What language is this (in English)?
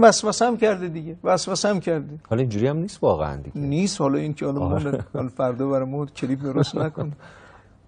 Persian